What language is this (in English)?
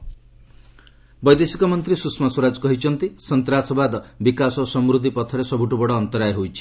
Odia